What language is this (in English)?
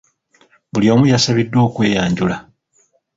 Ganda